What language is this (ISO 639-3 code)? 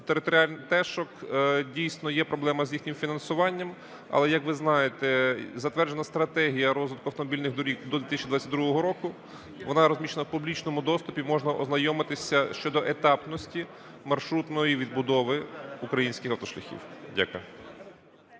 ukr